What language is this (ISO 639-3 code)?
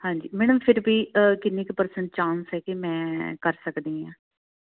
pan